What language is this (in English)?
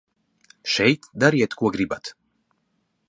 Latvian